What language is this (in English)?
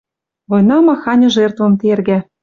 Western Mari